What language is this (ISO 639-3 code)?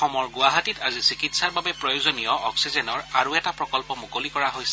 asm